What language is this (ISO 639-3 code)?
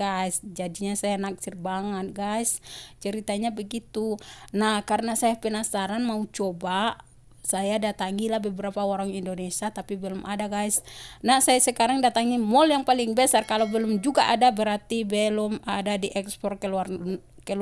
ind